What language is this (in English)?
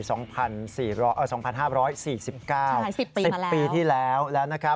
Thai